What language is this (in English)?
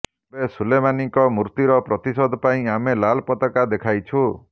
Odia